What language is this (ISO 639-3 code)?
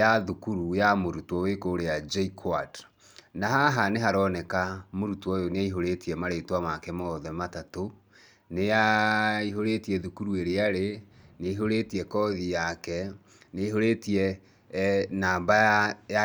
kik